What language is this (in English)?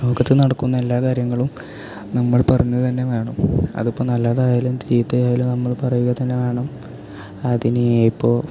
Malayalam